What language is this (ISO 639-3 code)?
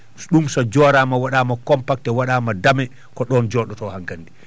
ful